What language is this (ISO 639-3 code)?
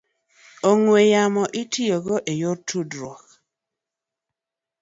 luo